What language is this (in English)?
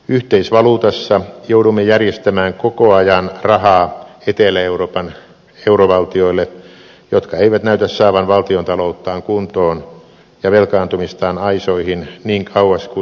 Finnish